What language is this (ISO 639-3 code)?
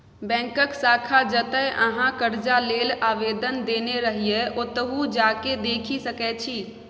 mai